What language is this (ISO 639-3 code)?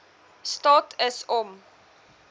afr